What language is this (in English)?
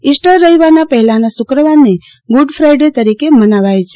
Gujarati